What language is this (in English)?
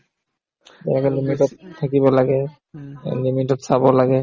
Assamese